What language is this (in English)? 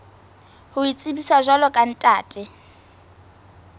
Southern Sotho